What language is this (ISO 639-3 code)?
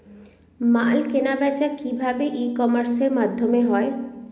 ben